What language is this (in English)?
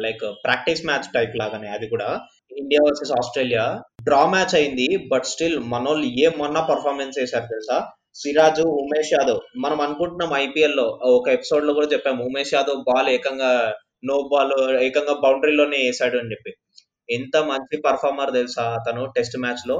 Telugu